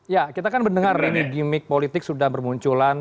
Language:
Indonesian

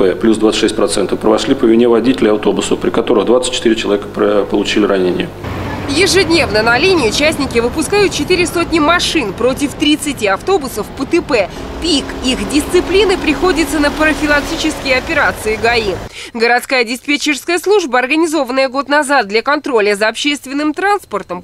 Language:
Russian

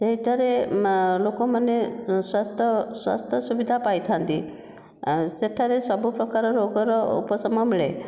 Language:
Odia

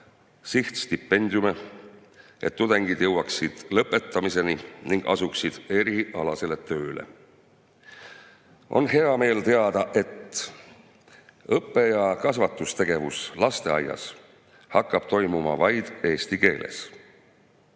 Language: Estonian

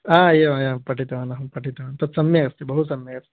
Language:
Sanskrit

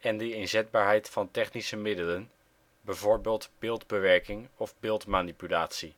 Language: Dutch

